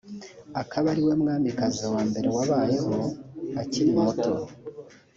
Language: Kinyarwanda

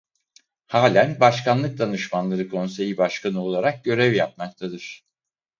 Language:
Turkish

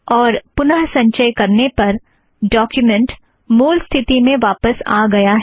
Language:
Hindi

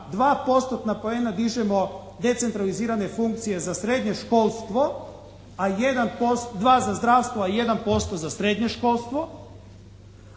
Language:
Croatian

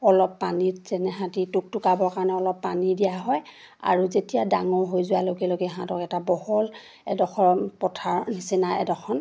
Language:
Assamese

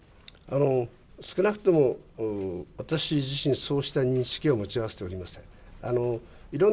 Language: Japanese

